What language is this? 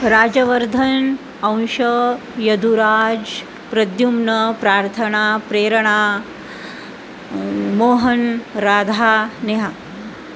Marathi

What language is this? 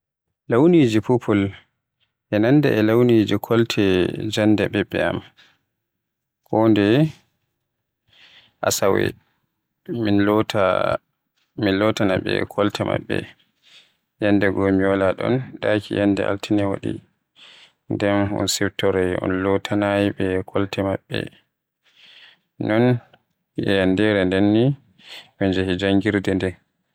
Western Niger Fulfulde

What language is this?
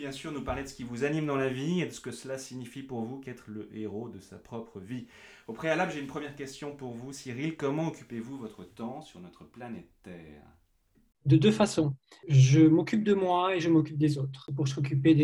French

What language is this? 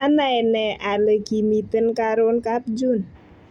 Kalenjin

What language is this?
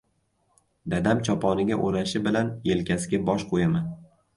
Uzbek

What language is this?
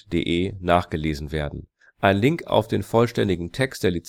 German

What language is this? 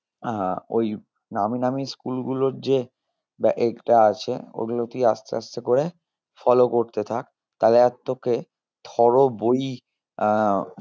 Bangla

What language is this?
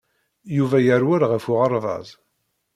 Kabyle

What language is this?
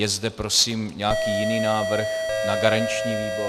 Czech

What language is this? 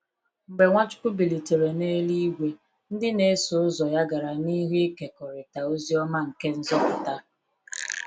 Igbo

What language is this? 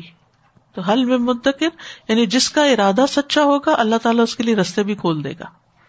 Urdu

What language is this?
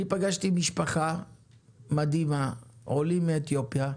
Hebrew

